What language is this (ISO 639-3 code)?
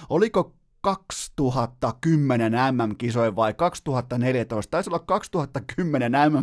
fin